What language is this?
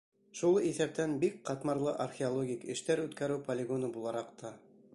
Bashkir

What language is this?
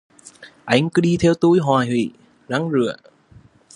Vietnamese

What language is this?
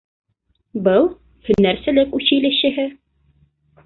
Bashkir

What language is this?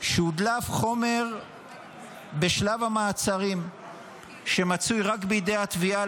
Hebrew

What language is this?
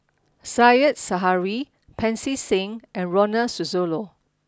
English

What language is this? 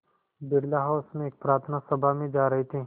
Hindi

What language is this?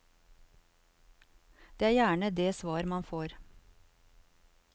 Norwegian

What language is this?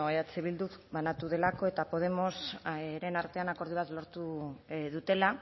Basque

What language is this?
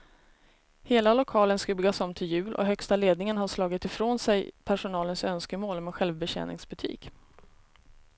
Swedish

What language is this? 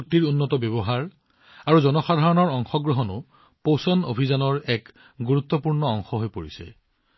Assamese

